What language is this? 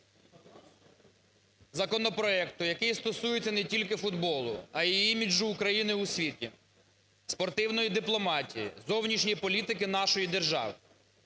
Ukrainian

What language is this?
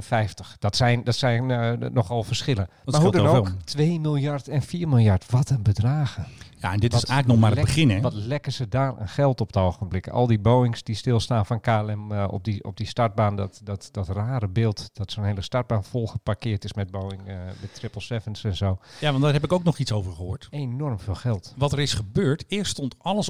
Dutch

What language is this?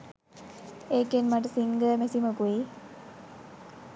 Sinhala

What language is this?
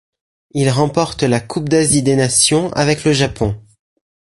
French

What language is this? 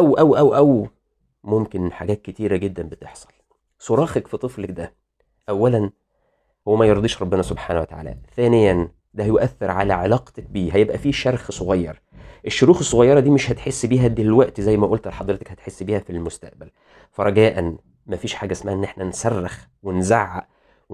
Arabic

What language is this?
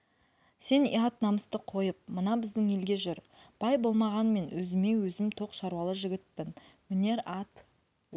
Kazakh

